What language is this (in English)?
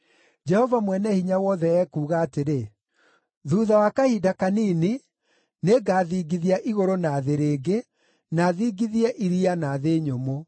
Kikuyu